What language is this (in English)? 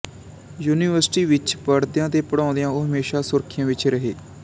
Punjabi